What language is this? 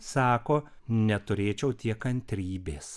Lithuanian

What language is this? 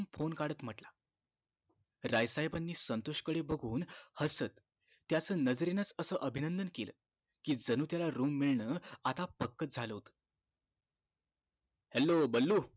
Marathi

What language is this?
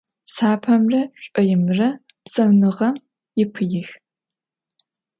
Adyghe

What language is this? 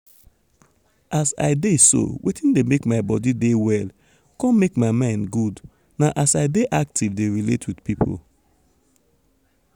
Nigerian Pidgin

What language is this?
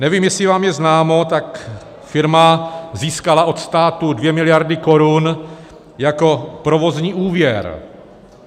Czech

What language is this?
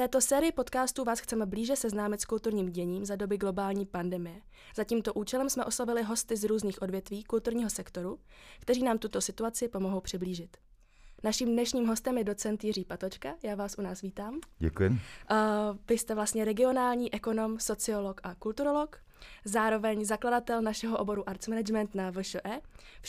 Czech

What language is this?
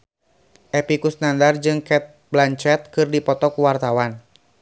Sundanese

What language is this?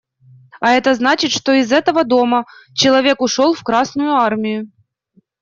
Russian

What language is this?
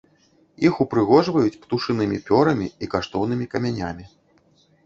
Belarusian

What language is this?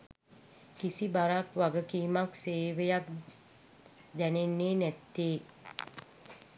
Sinhala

